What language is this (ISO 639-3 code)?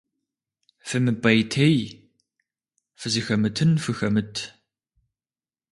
kbd